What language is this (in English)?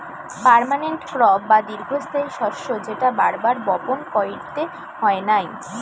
Bangla